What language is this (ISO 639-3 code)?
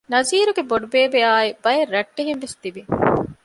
div